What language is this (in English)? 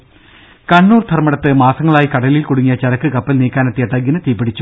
Malayalam